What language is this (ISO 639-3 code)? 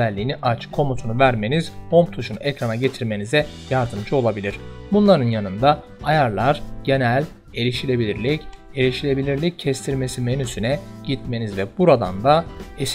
tur